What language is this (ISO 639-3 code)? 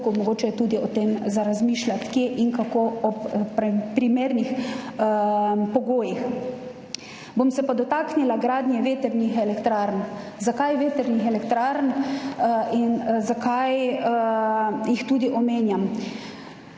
slv